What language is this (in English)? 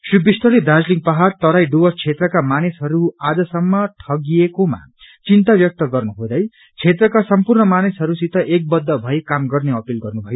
Nepali